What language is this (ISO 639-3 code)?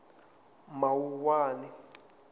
tso